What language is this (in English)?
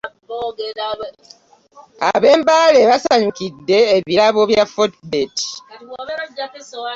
Ganda